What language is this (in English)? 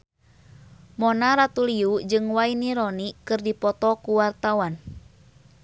Sundanese